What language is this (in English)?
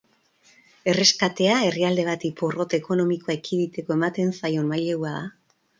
Basque